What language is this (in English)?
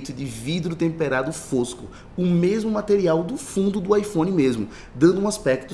Portuguese